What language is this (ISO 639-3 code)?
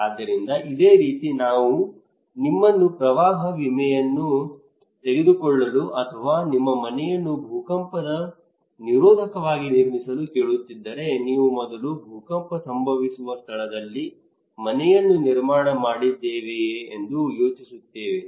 kan